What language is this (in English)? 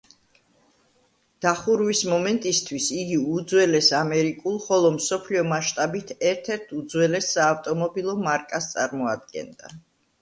Georgian